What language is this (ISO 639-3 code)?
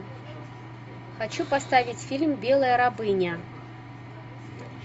rus